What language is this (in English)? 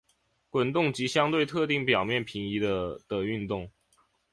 Chinese